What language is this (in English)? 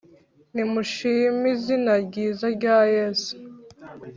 Kinyarwanda